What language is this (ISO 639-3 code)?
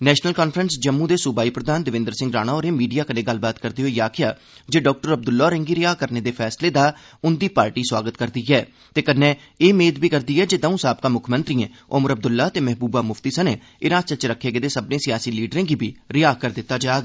doi